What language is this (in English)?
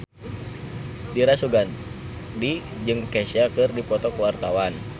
Sundanese